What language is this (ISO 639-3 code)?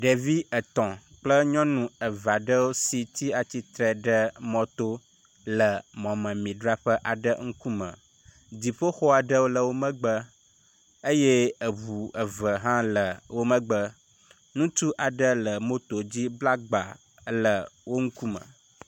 ewe